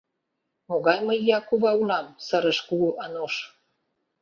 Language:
Mari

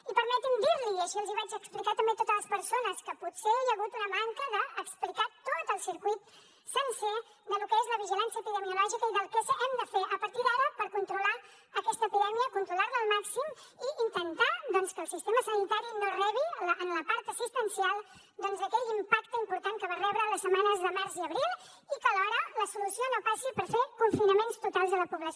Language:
Catalan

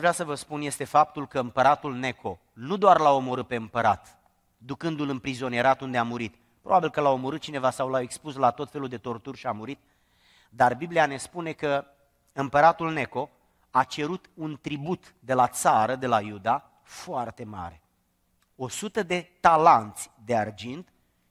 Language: Romanian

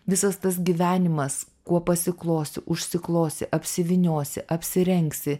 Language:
Lithuanian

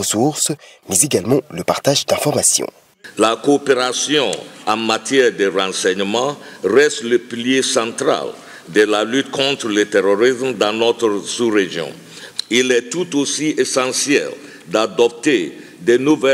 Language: French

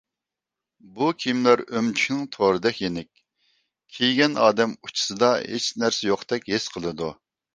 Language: Uyghur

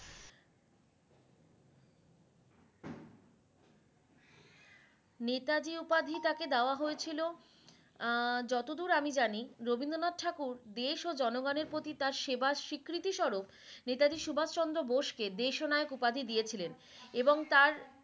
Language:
Bangla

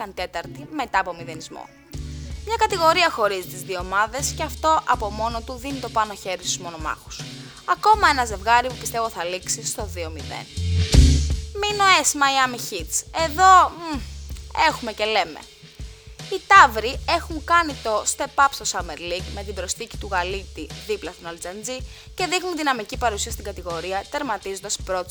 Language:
Greek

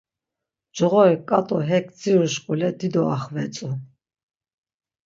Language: Laz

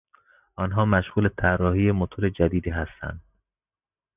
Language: Persian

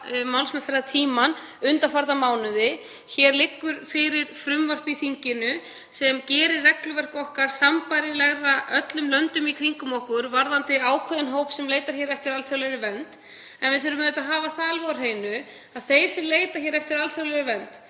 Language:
Icelandic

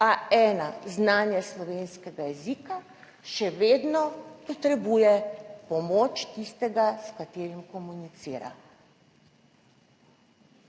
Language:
Slovenian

